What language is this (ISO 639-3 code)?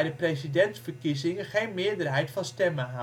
nld